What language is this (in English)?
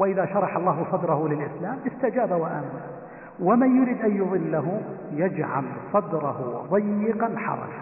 Arabic